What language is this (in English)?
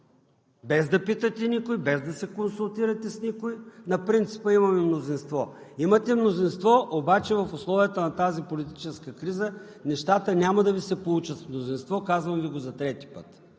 Bulgarian